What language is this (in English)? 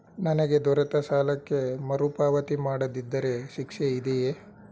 Kannada